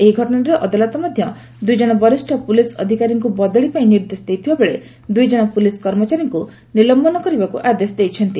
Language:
Odia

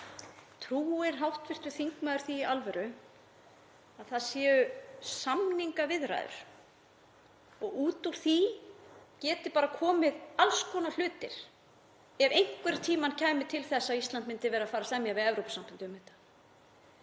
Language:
Icelandic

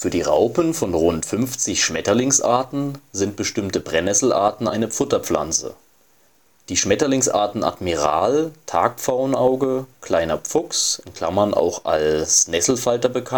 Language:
German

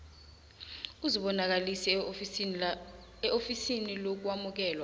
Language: South Ndebele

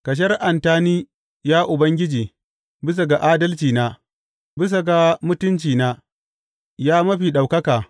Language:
Hausa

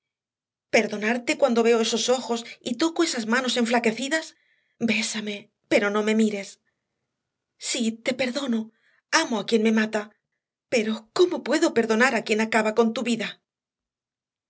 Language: Spanish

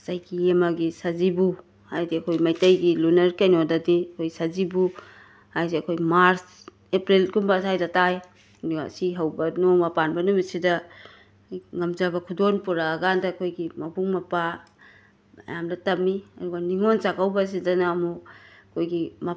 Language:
Manipuri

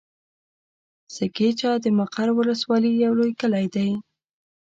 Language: Pashto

